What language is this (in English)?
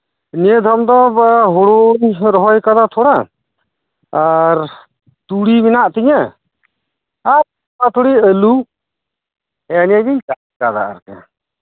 Santali